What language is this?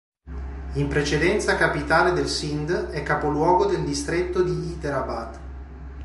Italian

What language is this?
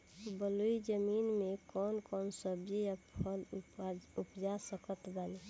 Bhojpuri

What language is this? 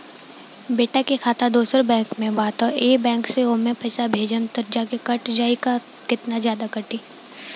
Bhojpuri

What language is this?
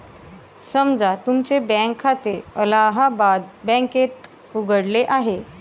Marathi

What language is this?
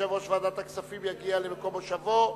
Hebrew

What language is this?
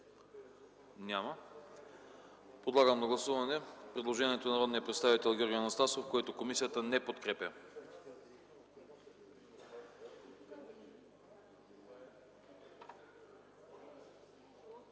Bulgarian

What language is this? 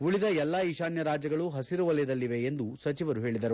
Kannada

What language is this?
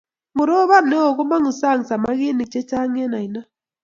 Kalenjin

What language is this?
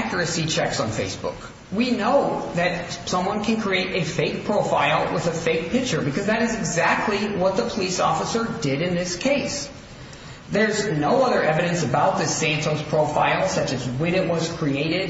English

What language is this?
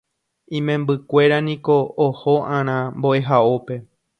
Guarani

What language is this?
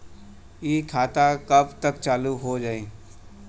Bhojpuri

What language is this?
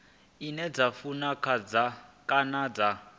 Venda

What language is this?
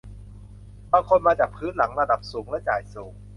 Thai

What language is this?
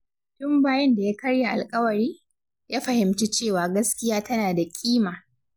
Hausa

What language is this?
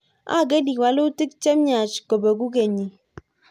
Kalenjin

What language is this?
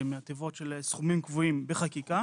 Hebrew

